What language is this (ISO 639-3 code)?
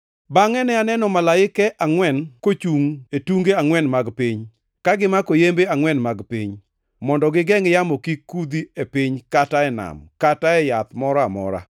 luo